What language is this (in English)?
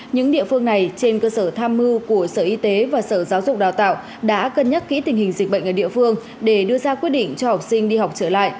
Vietnamese